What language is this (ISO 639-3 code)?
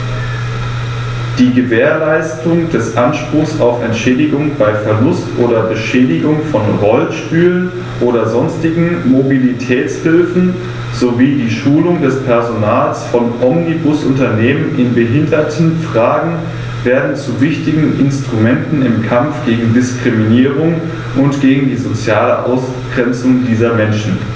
deu